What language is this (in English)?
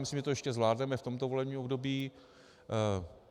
Czech